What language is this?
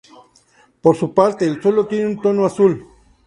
Spanish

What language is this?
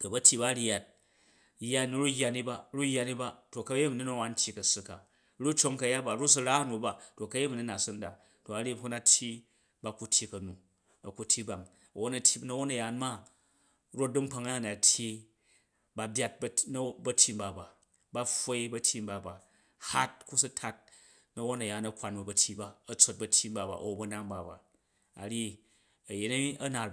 Jju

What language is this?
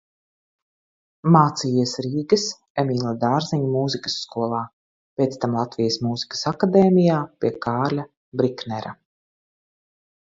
Latvian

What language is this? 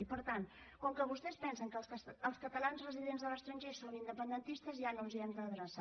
Catalan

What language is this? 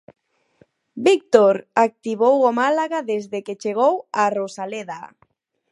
Galician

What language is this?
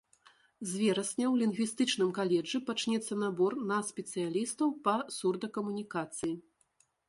Belarusian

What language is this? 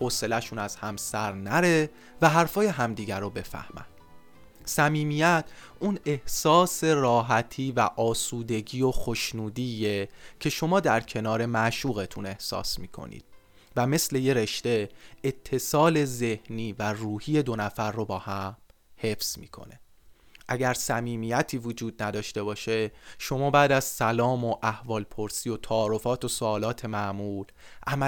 Persian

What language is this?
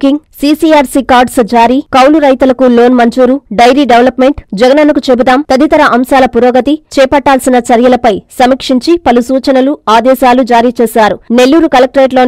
Hindi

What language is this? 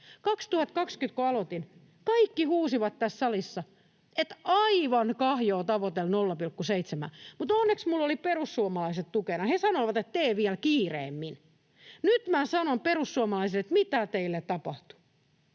Finnish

